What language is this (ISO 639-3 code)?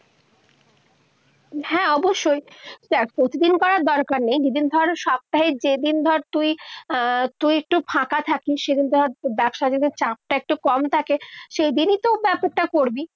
ben